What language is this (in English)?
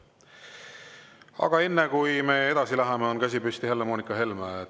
Estonian